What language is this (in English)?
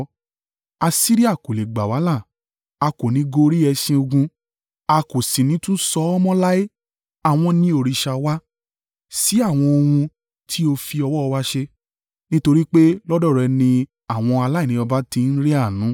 Yoruba